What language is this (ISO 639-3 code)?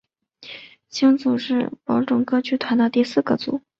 zho